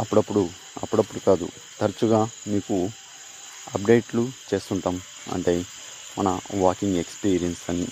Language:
Telugu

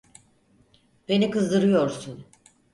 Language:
Turkish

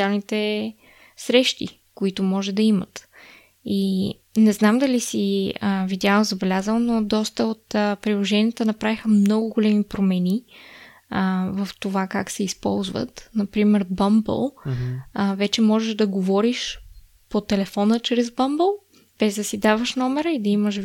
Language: Bulgarian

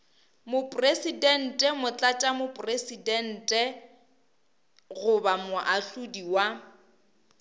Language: Northern Sotho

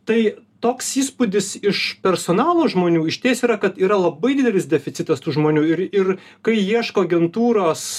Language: Lithuanian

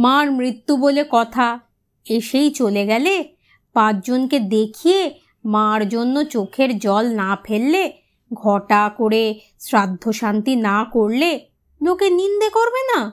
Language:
Bangla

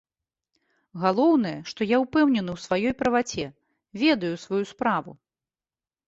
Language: Belarusian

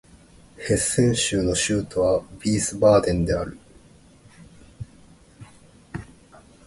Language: Japanese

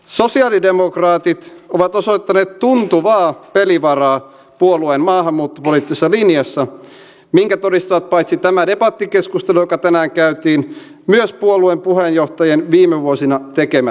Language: Finnish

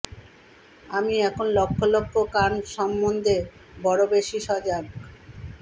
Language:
Bangla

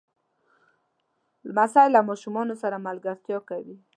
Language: Pashto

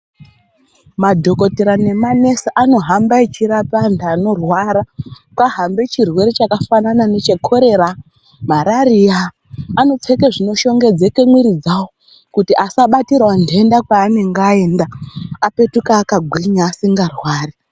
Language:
Ndau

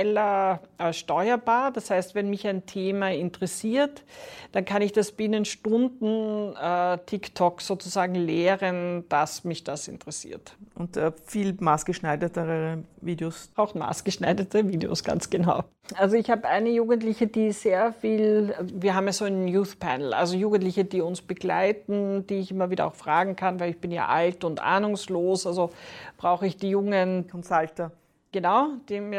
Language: German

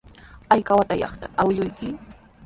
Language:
Sihuas Ancash Quechua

